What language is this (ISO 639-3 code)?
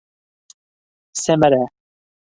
bak